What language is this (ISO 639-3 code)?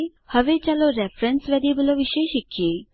guj